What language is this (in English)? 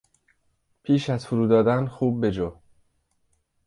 Persian